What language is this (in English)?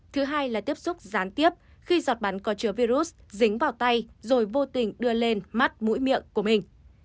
Vietnamese